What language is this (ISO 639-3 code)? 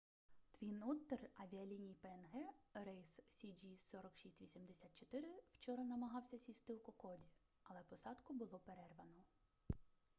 ukr